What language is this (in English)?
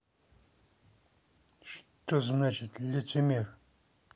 Russian